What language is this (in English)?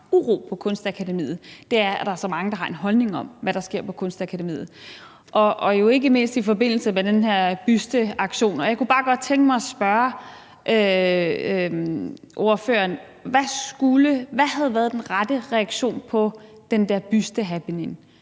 Danish